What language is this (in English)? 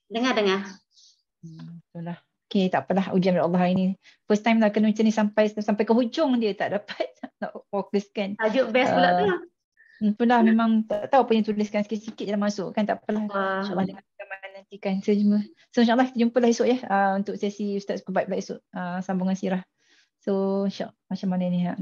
Malay